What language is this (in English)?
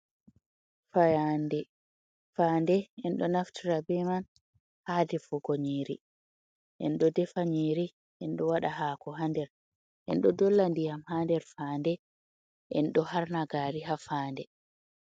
Fula